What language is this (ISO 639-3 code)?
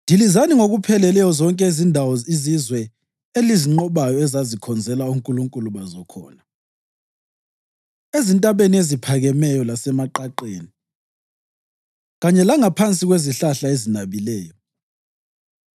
nde